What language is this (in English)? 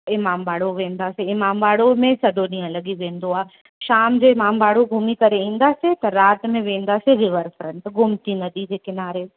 Sindhi